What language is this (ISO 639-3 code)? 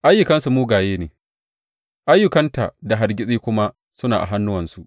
hau